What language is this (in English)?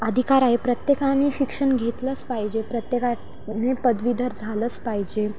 Marathi